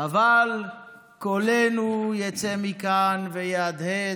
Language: Hebrew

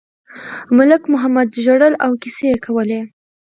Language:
Pashto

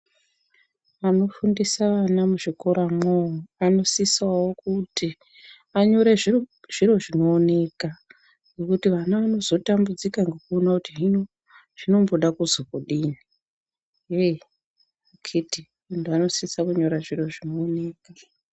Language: Ndau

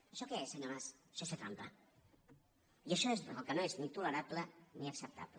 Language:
Catalan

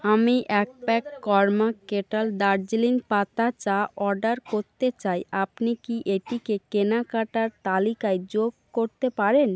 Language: Bangla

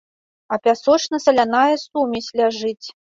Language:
Belarusian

